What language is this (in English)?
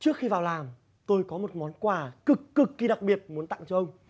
Vietnamese